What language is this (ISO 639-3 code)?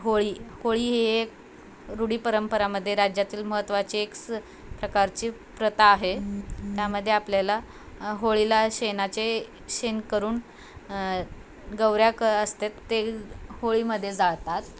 mar